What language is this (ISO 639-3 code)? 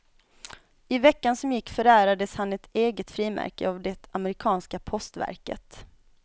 swe